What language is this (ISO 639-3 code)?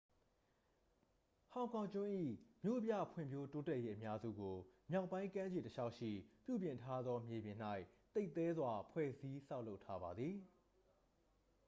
mya